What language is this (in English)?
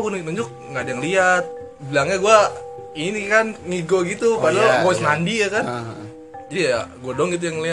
Indonesian